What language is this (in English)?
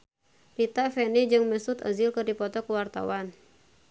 Sundanese